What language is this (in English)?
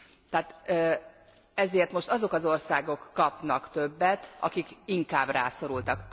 Hungarian